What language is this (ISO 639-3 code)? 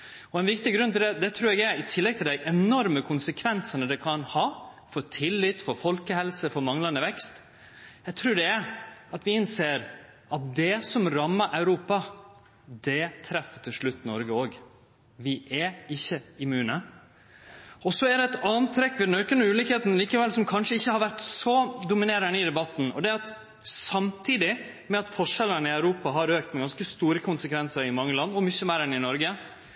nno